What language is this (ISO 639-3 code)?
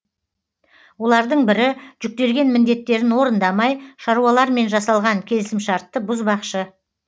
kaz